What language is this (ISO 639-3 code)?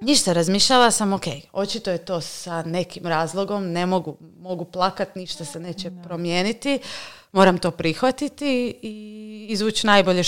hrv